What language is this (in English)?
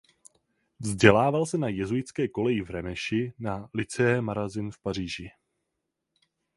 Czech